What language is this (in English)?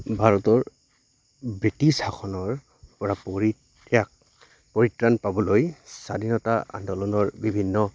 Assamese